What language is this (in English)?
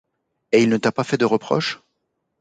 French